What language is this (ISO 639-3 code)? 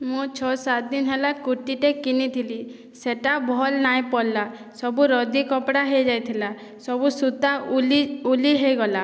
ori